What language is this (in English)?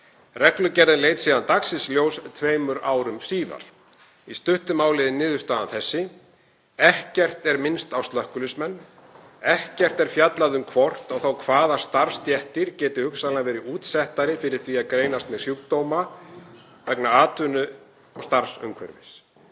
Icelandic